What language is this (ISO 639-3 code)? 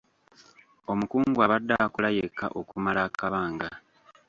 lug